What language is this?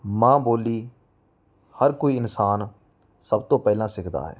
Punjabi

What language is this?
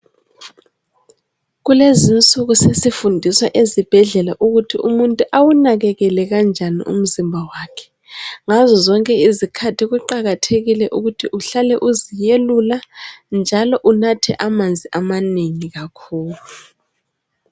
North Ndebele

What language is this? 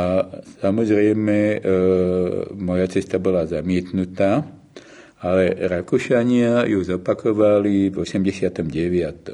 Slovak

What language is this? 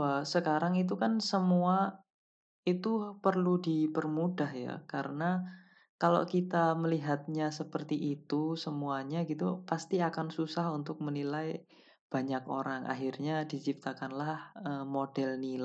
Indonesian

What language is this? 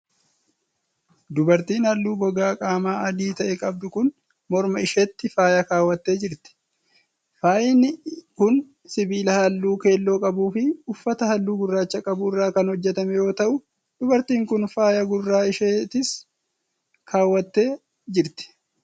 Oromo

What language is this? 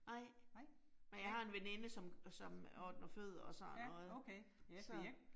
Danish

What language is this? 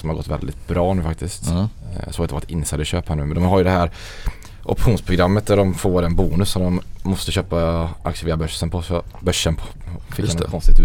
Swedish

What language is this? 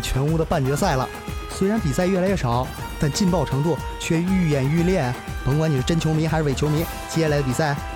Chinese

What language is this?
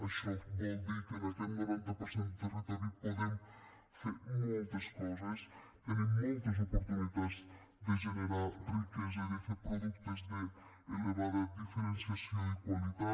Catalan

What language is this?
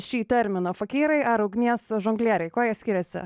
Lithuanian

